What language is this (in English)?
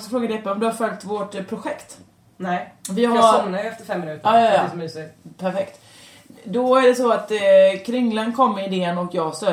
Swedish